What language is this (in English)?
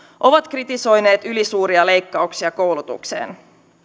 Finnish